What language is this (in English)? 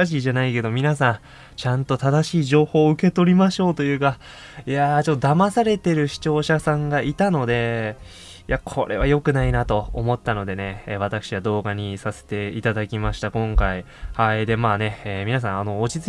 Japanese